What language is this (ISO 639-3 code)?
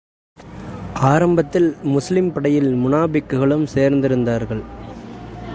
tam